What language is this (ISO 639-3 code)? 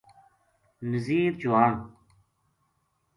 gju